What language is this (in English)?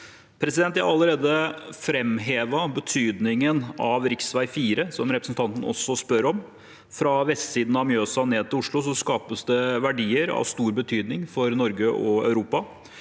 Norwegian